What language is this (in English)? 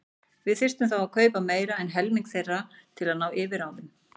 Icelandic